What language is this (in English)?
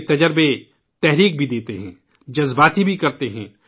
Urdu